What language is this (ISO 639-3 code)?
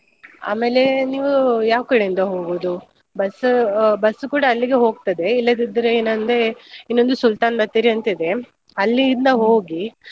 kan